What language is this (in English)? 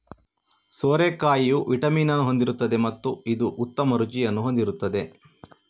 Kannada